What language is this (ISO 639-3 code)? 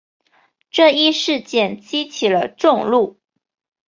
zho